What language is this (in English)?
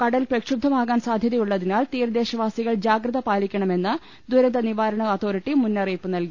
Malayalam